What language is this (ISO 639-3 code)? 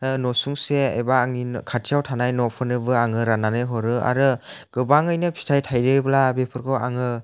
brx